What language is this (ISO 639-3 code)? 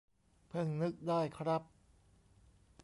tha